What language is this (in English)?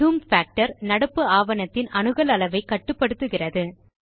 Tamil